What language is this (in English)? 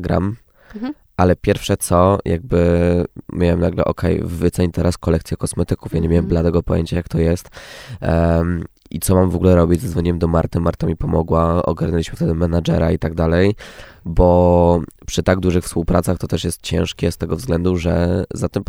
Polish